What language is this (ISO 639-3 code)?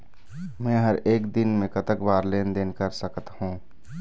hne